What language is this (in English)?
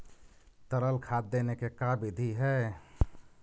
Magahi